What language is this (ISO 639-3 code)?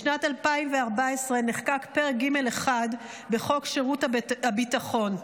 heb